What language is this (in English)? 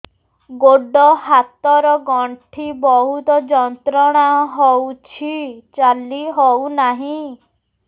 Odia